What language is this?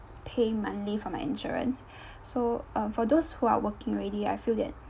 English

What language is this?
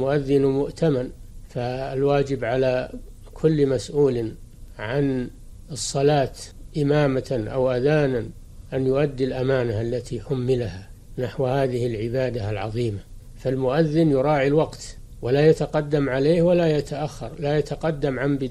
Arabic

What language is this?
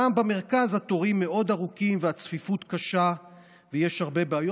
Hebrew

